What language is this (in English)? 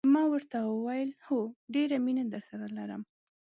Pashto